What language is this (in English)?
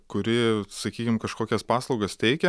Lithuanian